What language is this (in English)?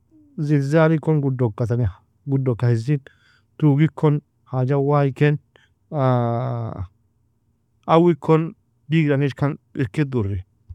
Nobiin